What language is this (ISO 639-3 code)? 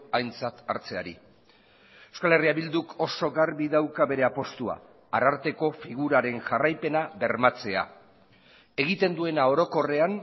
eus